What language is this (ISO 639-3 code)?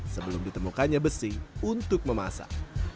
ind